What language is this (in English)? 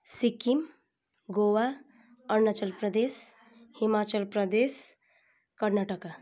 Nepali